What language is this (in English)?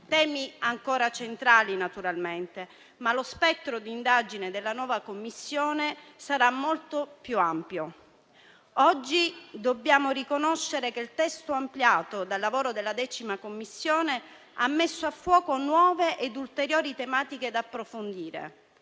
Italian